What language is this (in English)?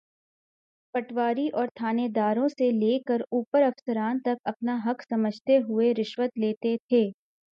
Urdu